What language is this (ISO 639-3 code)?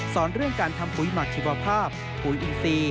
tha